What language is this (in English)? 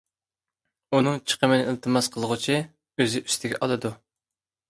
Uyghur